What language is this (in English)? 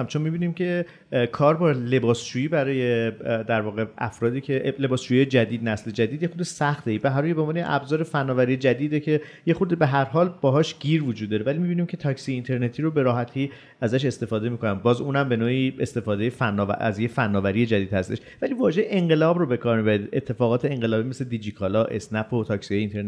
Persian